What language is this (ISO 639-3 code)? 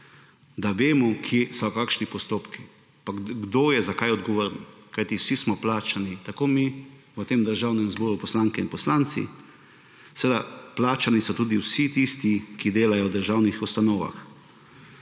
slv